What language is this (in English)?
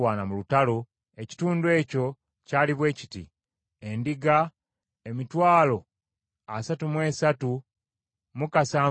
Ganda